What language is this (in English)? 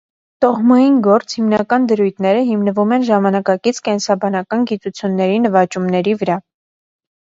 Armenian